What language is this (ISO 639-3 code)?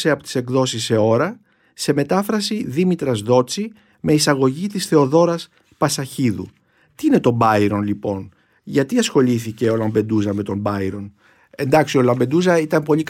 ell